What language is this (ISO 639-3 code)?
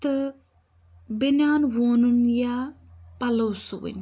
kas